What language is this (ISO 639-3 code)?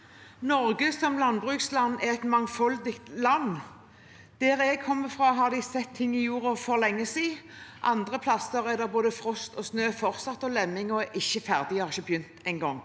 nor